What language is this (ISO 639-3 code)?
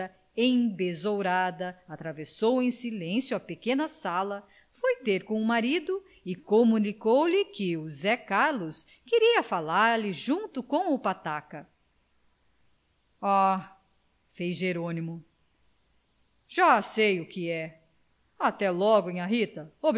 por